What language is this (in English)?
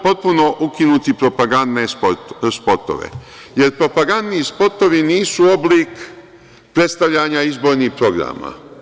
Serbian